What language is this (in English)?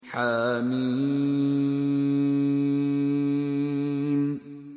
Arabic